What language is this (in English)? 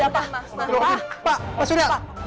Indonesian